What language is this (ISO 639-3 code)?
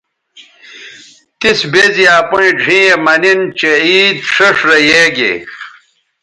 btv